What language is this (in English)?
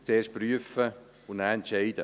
Swiss German